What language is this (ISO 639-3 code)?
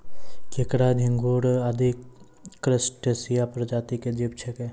mai